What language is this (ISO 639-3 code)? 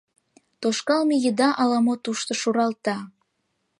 chm